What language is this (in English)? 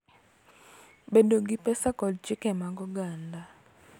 Luo (Kenya and Tanzania)